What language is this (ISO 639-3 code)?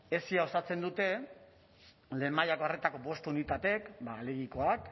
eus